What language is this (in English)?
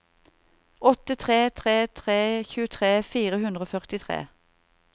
Norwegian